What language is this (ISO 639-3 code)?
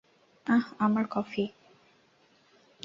ben